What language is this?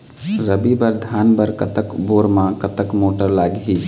Chhattisgarhi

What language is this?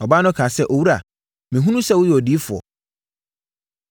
Akan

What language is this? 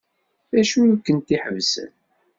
Kabyle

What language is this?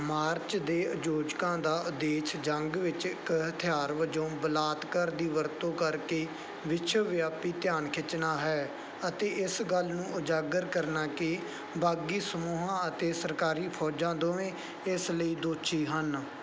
Punjabi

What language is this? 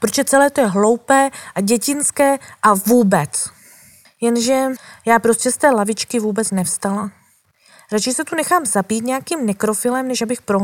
Czech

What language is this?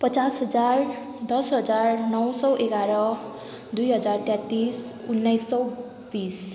Nepali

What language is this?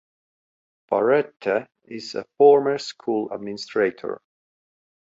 English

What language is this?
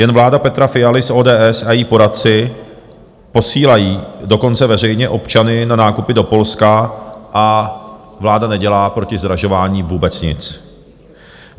Czech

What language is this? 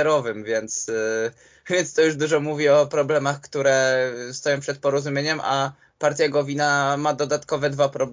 Polish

